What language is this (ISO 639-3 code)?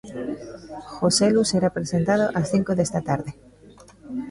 glg